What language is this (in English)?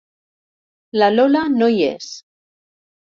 Catalan